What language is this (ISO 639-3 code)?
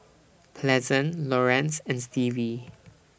eng